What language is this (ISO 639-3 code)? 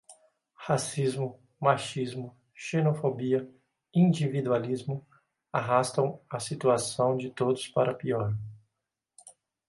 por